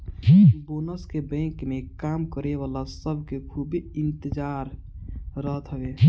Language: Bhojpuri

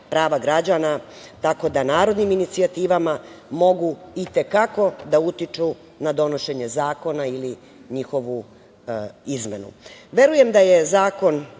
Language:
Serbian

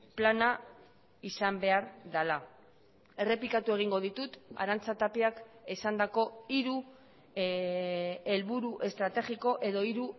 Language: Basque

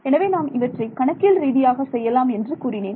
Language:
Tamil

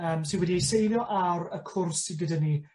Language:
Welsh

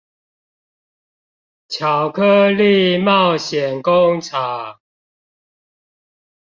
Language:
Chinese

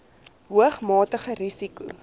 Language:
Afrikaans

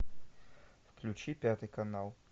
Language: Russian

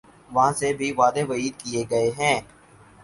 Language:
Urdu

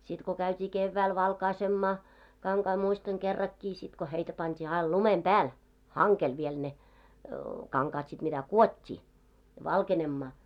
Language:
Finnish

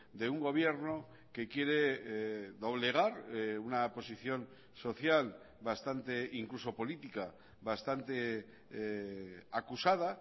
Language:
Spanish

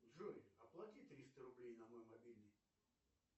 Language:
Russian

